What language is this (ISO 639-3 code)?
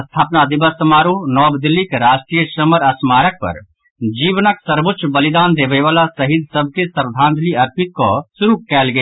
mai